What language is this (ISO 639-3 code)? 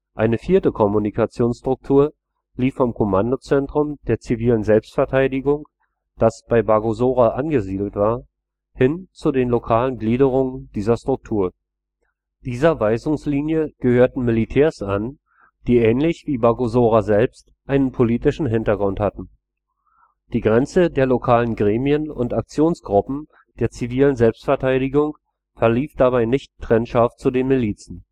deu